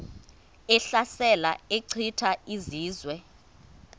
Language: Xhosa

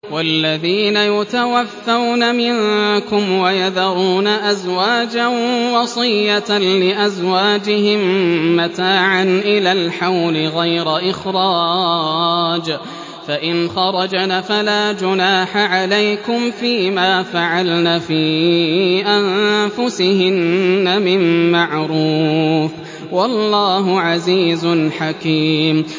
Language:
Arabic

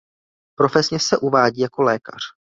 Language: Czech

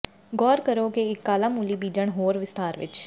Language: Punjabi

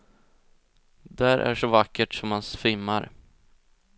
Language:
Swedish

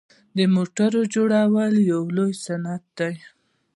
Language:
Pashto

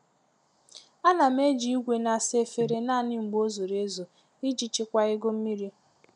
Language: Igbo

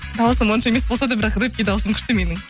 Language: Kazakh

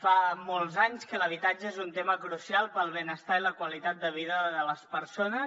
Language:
Catalan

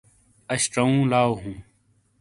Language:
Shina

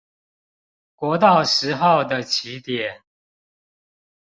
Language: Chinese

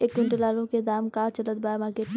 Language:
Bhojpuri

